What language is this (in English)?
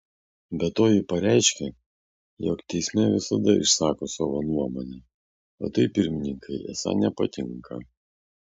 Lithuanian